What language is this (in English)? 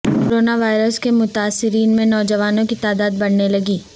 Urdu